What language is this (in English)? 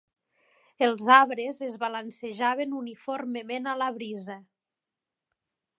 Catalan